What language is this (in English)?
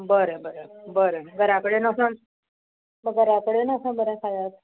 Konkani